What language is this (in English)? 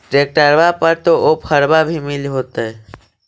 Magahi